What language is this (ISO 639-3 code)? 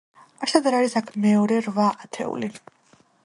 kat